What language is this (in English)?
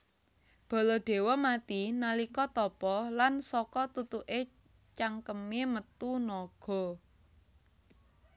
Javanese